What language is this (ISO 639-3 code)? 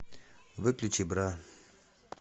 rus